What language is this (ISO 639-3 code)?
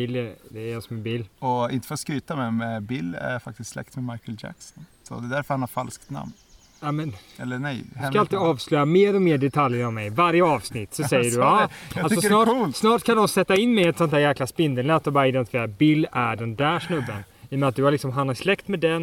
swe